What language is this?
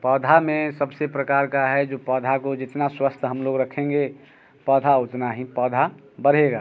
Hindi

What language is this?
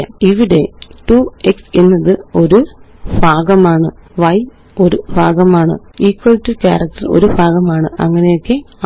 Malayalam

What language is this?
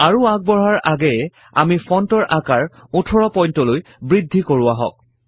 Assamese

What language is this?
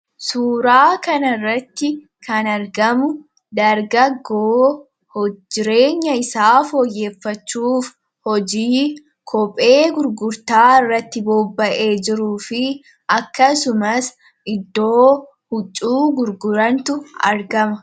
Oromo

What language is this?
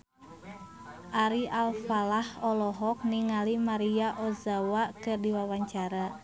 Sundanese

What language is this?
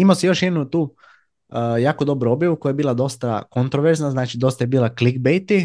Croatian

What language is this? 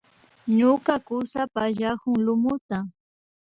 Imbabura Highland Quichua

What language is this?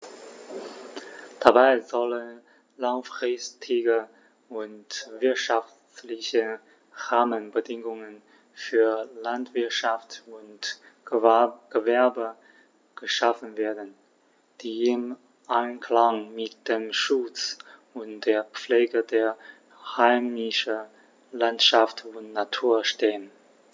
German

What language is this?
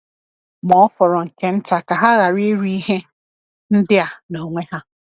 Igbo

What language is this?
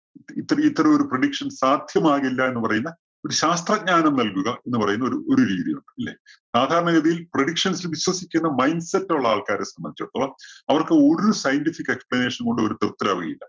Malayalam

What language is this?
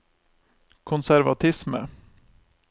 Norwegian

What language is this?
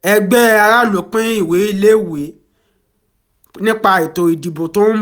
Yoruba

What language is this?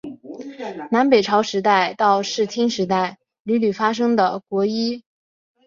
Chinese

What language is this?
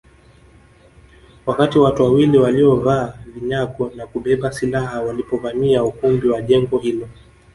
Swahili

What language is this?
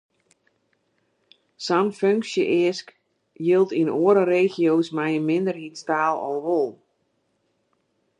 Western Frisian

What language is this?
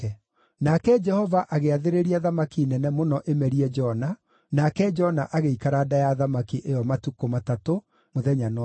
Kikuyu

